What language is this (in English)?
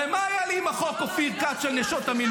Hebrew